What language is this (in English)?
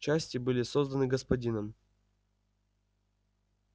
Russian